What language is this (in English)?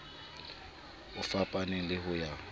Southern Sotho